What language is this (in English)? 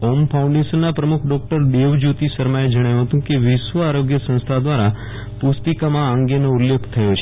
Gujarati